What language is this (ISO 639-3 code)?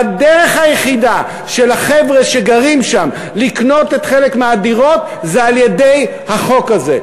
heb